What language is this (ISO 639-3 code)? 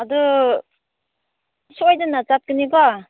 mni